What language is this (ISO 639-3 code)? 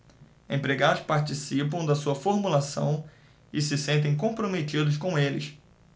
por